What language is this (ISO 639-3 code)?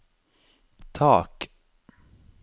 nor